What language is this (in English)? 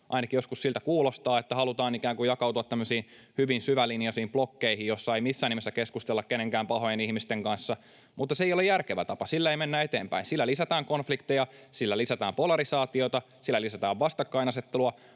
Finnish